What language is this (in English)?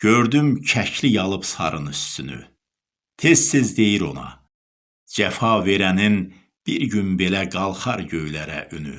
Turkish